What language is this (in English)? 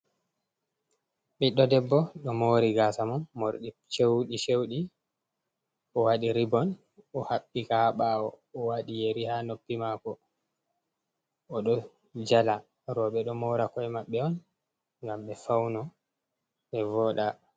Fula